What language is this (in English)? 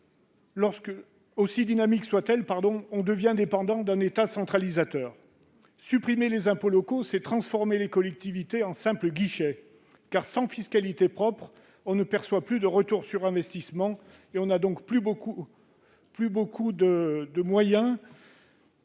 French